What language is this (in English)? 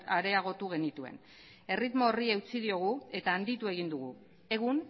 Basque